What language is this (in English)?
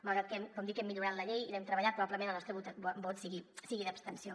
Catalan